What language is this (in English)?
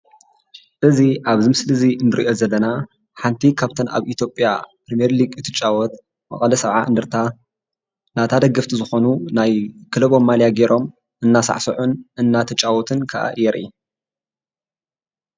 Tigrinya